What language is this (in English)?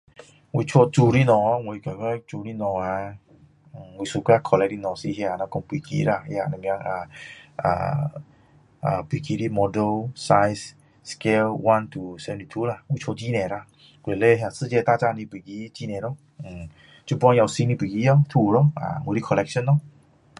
Min Dong Chinese